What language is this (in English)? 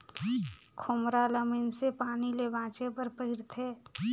Chhattisgarhi